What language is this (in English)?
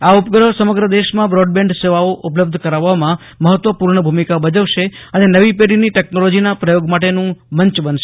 Gujarati